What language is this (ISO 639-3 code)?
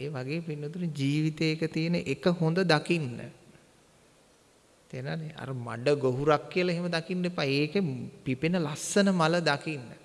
ind